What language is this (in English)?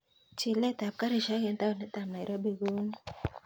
Kalenjin